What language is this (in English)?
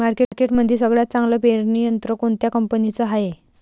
Marathi